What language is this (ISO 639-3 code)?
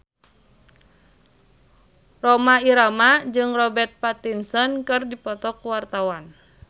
sun